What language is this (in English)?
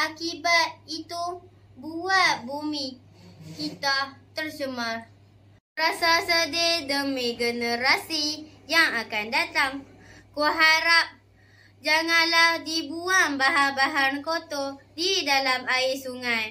Malay